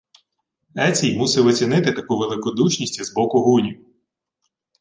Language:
Ukrainian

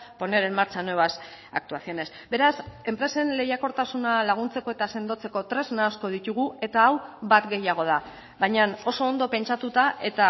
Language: Basque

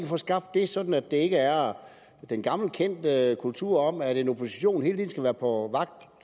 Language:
Danish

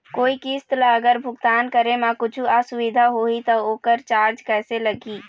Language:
Chhattisgarhi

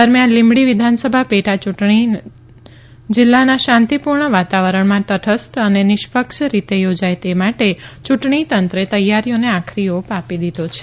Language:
Gujarati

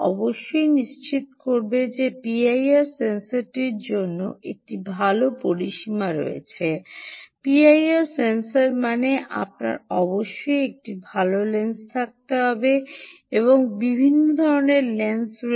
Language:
Bangla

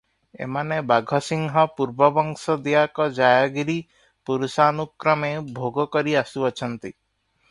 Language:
Odia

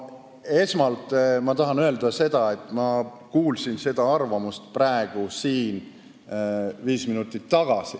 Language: Estonian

